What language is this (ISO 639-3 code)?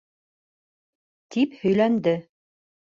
bak